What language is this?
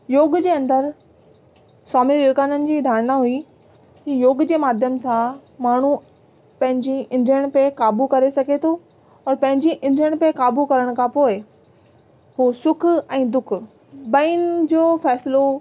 Sindhi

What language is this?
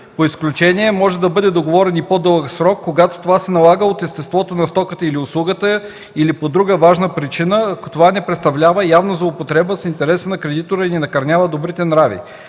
Bulgarian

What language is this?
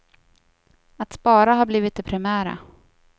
Swedish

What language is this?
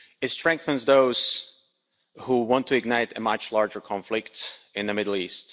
English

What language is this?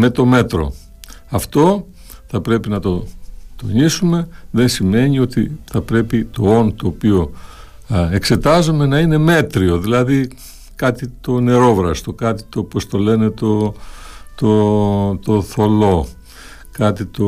Greek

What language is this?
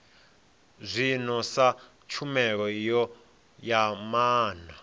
Venda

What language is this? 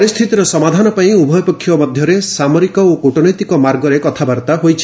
Odia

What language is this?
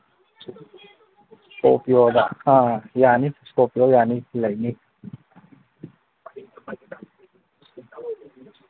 Manipuri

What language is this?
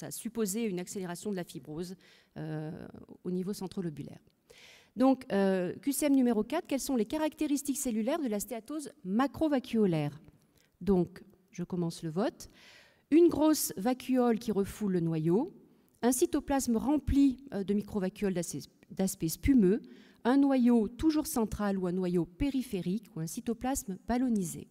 French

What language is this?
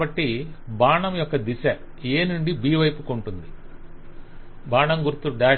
Telugu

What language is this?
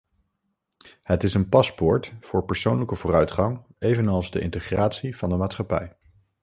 Dutch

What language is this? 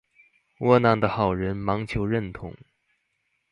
Chinese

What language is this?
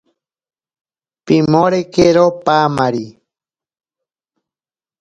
Ashéninka Perené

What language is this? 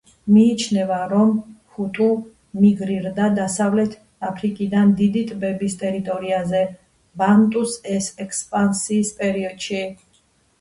Georgian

